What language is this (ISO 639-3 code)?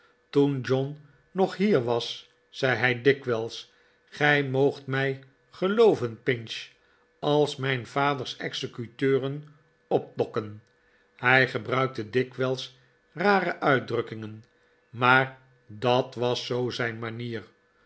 nld